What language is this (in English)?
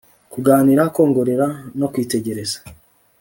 Kinyarwanda